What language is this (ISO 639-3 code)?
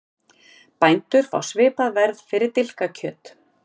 isl